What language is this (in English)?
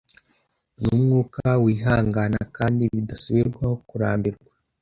Kinyarwanda